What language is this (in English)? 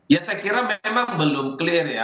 Indonesian